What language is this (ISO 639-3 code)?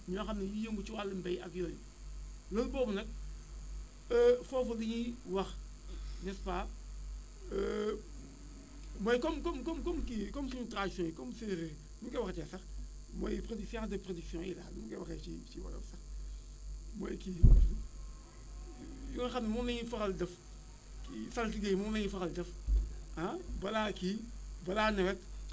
wol